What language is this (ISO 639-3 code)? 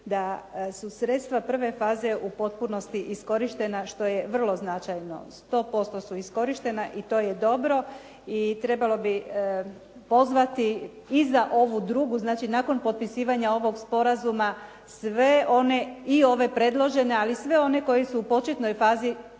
hrv